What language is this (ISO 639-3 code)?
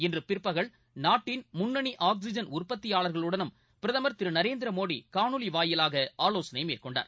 tam